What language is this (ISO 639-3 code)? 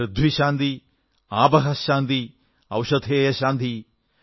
mal